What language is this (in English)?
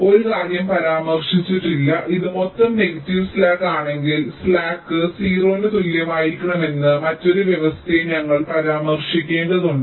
Malayalam